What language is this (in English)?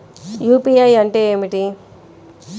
Telugu